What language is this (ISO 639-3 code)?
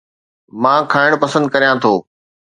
snd